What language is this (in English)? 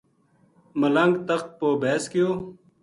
Gujari